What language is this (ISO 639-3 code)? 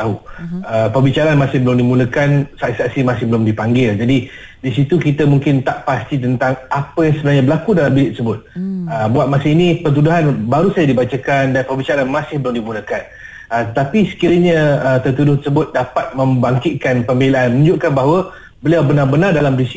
msa